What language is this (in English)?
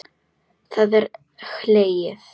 Icelandic